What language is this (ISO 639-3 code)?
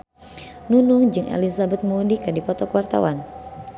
sun